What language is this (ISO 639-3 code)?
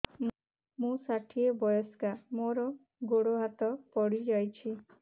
ori